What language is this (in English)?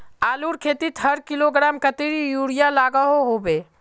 Magahi